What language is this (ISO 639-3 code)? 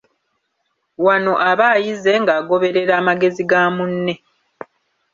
lug